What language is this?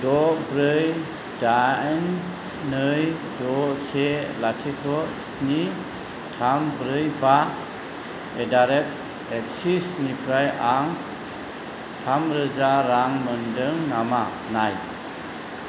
Bodo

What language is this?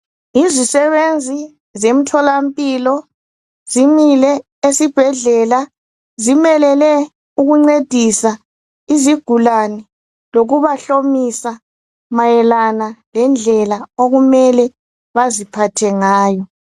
North Ndebele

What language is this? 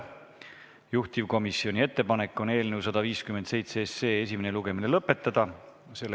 Estonian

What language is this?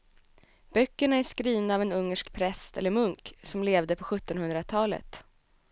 Swedish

